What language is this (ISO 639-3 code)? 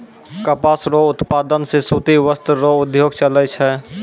mai